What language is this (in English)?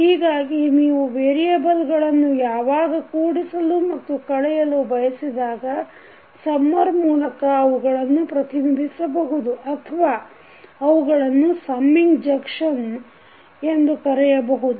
Kannada